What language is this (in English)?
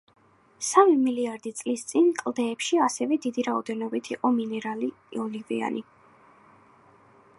Georgian